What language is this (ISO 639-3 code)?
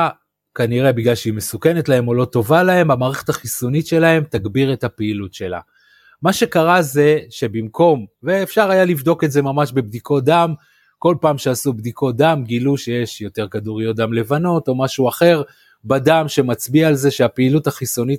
heb